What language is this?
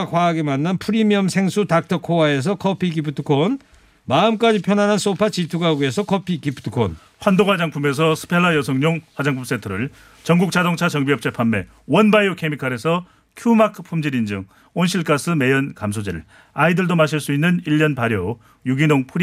Korean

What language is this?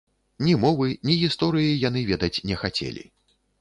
Belarusian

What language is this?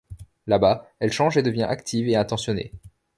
French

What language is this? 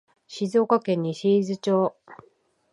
Japanese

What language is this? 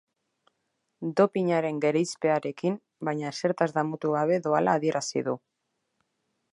Basque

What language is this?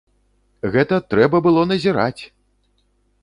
Belarusian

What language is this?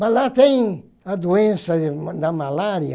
Portuguese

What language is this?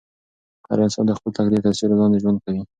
Pashto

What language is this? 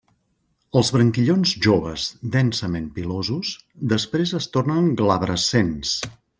Catalan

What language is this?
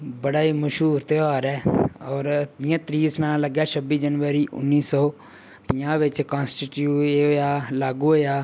Dogri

